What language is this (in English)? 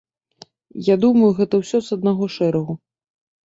Belarusian